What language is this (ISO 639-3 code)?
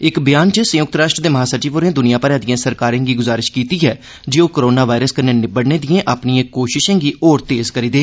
doi